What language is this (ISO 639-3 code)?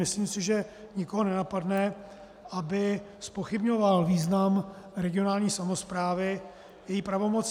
ces